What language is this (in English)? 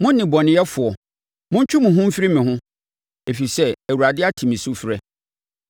Akan